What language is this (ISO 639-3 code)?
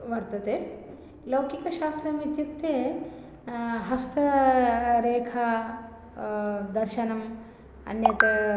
san